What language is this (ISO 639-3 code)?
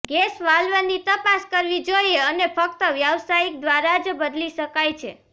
guj